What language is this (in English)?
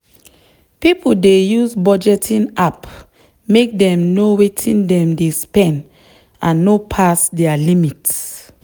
Nigerian Pidgin